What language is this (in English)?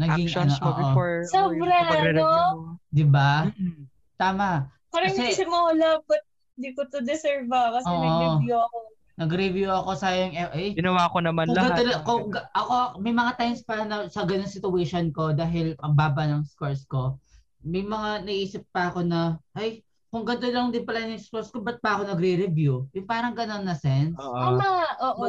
Filipino